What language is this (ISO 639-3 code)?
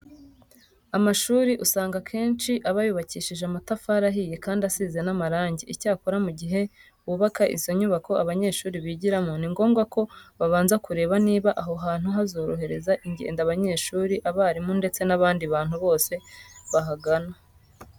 kin